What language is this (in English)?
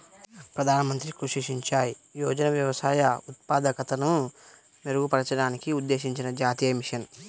Telugu